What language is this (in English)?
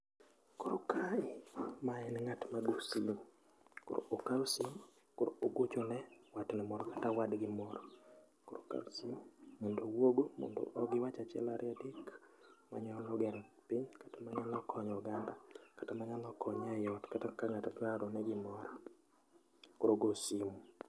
Luo (Kenya and Tanzania)